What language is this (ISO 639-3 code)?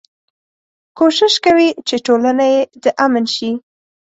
pus